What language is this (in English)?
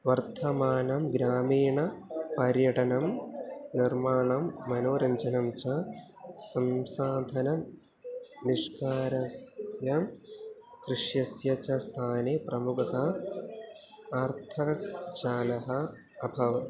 Sanskrit